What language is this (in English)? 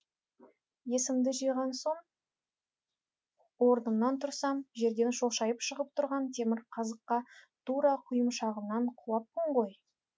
Kazakh